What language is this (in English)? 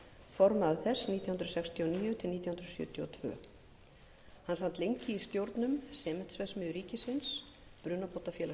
Icelandic